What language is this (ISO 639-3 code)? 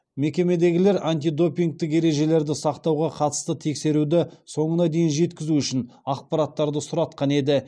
kaz